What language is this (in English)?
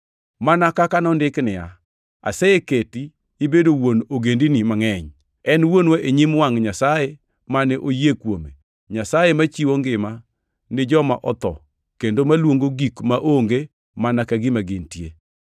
Luo (Kenya and Tanzania)